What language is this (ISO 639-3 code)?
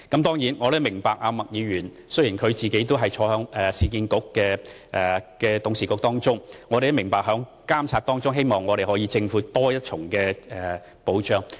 yue